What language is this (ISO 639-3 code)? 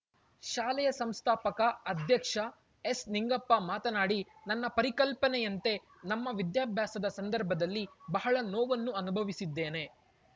kan